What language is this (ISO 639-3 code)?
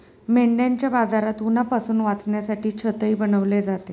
mar